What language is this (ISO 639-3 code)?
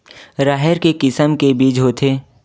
hne